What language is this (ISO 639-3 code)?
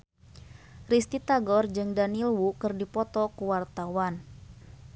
sun